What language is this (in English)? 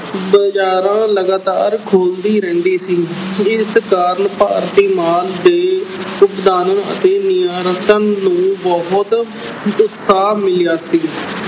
Punjabi